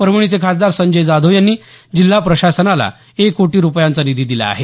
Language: Marathi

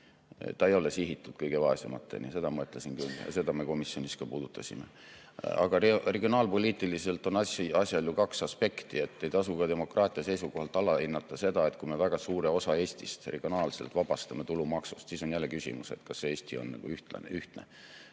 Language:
Estonian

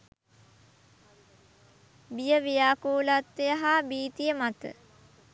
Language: Sinhala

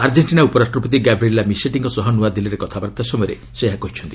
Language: Odia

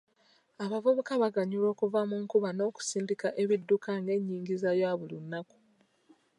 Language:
Ganda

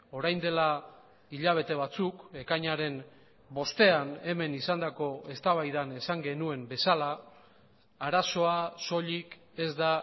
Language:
Basque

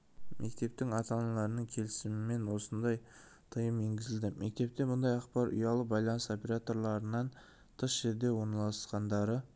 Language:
Kazakh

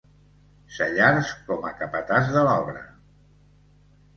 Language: Catalan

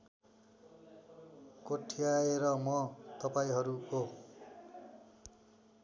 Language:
Nepali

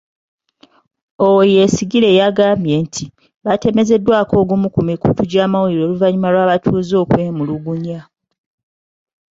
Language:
Ganda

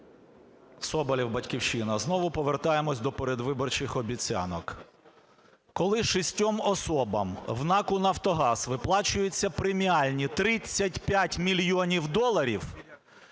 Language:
Ukrainian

